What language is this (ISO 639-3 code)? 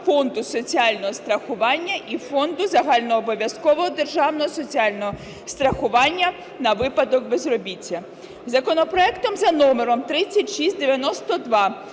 ukr